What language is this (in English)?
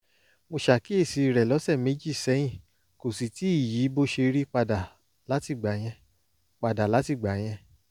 Yoruba